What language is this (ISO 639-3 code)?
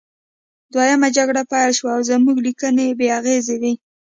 pus